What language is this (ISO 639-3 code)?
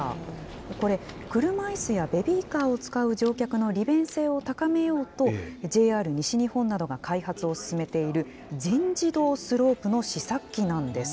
jpn